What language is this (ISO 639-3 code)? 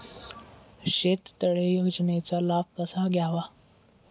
mar